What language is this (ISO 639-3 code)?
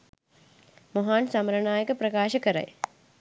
sin